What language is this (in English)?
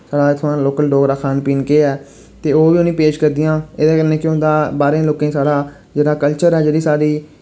Dogri